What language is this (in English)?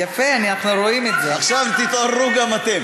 Hebrew